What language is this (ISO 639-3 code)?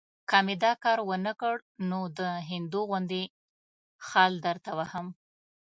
pus